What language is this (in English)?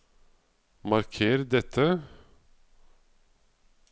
Norwegian